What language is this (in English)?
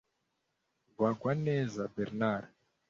Kinyarwanda